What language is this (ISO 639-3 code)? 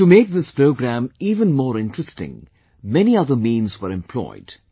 eng